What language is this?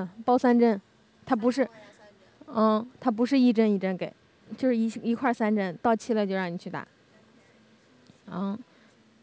Chinese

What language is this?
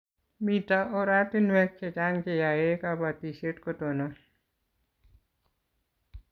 Kalenjin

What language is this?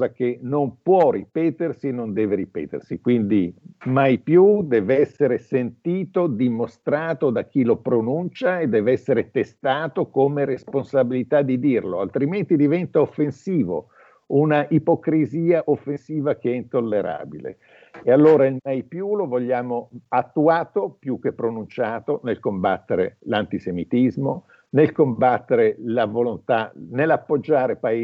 Italian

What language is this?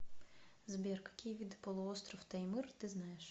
Russian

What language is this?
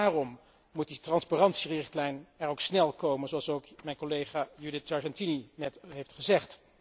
Dutch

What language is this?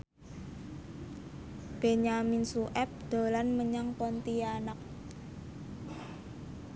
Javanese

